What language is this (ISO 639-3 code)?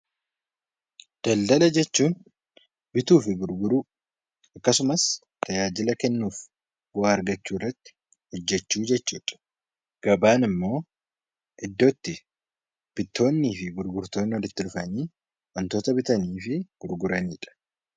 orm